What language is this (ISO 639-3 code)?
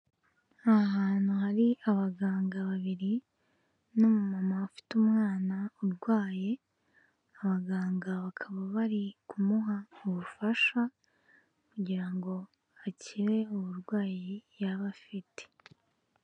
kin